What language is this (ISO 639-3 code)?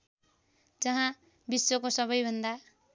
nep